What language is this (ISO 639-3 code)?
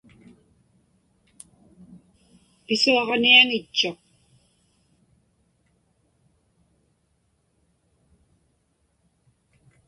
ipk